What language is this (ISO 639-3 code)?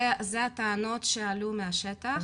heb